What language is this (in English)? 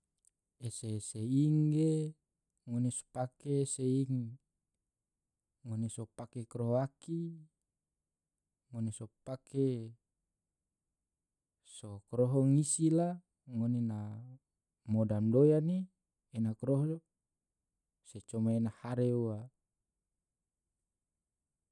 Tidore